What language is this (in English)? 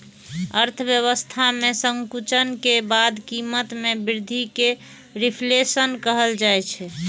Maithili